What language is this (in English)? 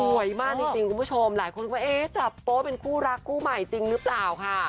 Thai